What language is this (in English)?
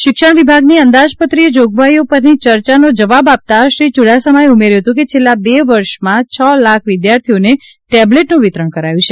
Gujarati